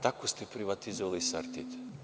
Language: Serbian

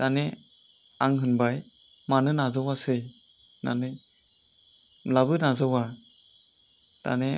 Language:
Bodo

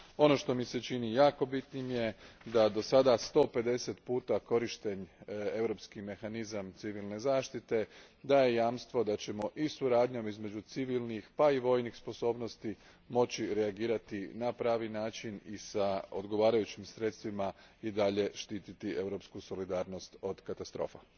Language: Croatian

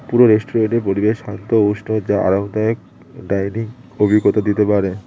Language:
Bangla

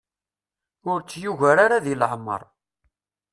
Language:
Kabyle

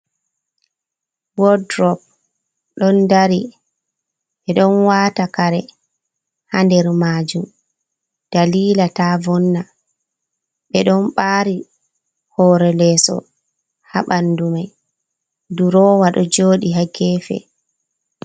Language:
Fula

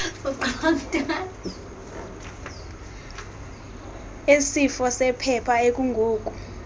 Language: Xhosa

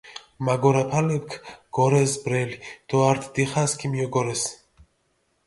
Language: Mingrelian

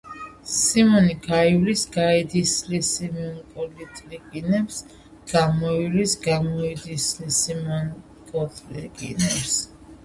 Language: Georgian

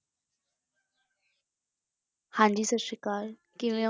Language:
Punjabi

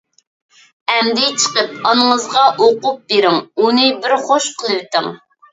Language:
Uyghur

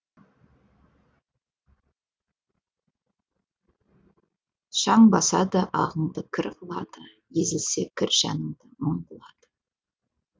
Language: Kazakh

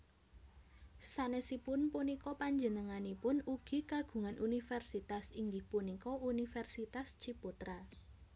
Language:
Javanese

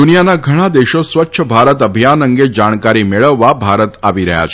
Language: Gujarati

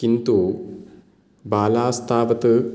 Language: Sanskrit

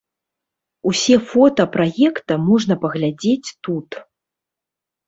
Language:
Belarusian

